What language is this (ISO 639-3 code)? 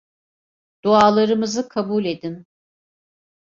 tur